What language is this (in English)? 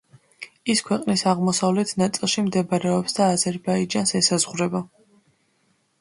Georgian